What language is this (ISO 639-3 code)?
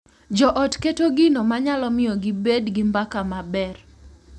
luo